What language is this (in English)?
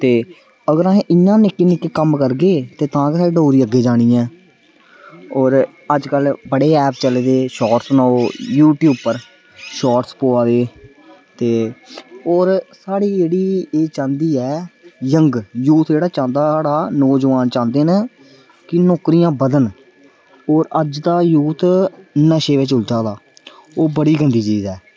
Dogri